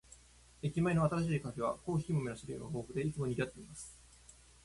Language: Japanese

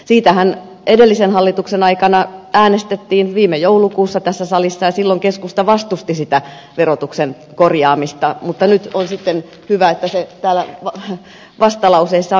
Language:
Finnish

